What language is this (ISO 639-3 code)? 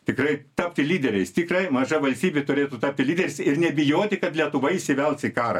lit